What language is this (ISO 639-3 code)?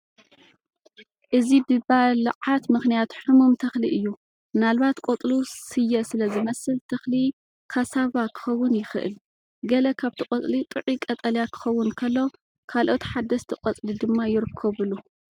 tir